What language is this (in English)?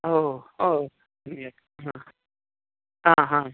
Sanskrit